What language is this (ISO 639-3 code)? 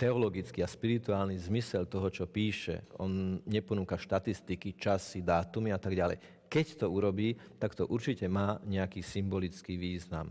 slk